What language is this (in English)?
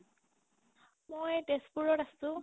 Assamese